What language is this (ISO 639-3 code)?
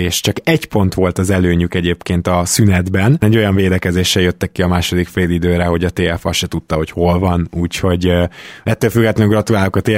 hun